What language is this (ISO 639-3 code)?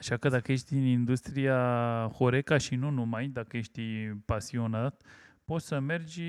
ron